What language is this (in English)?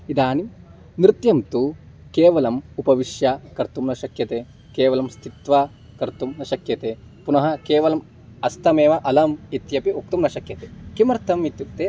Sanskrit